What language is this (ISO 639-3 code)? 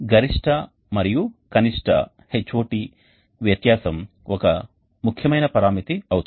tel